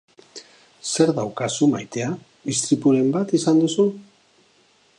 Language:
Basque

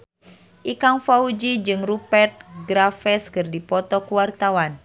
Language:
Sundanese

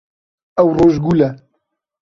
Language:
Kurdish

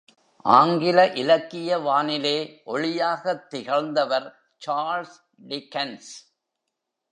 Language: Tamil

